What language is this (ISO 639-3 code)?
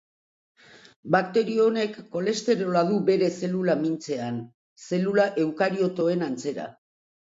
eus